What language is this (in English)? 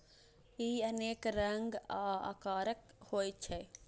Maithili